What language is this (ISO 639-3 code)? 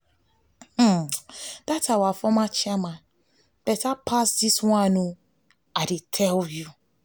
pcm